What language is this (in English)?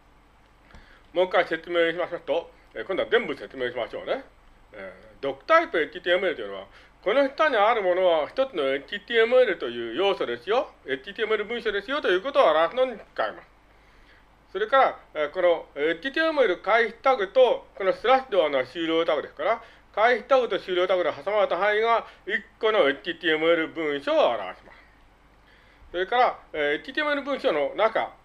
Japanese